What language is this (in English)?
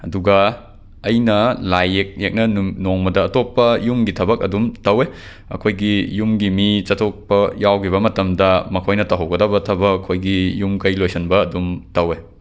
Manipuri